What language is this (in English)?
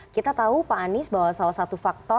Indonesian